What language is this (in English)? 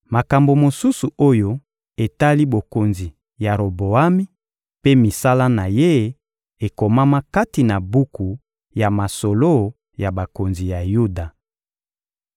Lingala